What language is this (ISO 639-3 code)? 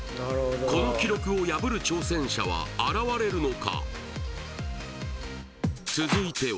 jpn